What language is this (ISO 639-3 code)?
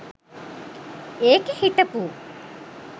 sin